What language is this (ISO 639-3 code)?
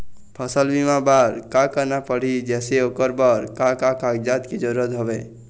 hne